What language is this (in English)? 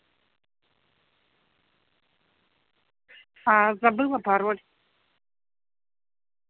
Russian